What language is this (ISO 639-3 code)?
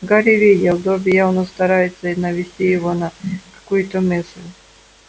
rus